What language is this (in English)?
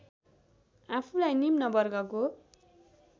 Nepali